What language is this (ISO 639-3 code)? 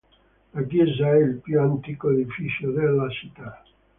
ita